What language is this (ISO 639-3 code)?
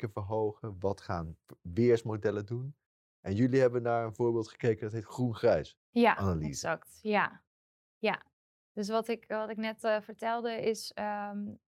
nld